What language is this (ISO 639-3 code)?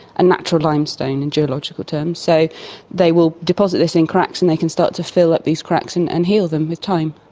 eng